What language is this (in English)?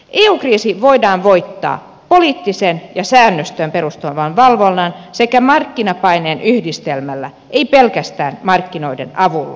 Finnish